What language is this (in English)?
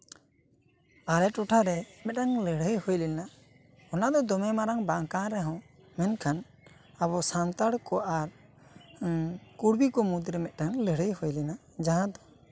Santali